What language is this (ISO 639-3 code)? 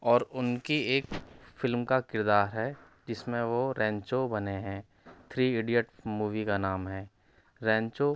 urd